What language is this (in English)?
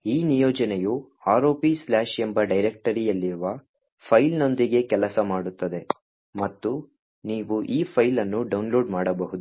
Kannada